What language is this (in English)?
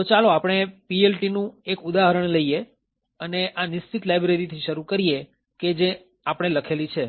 Gujarati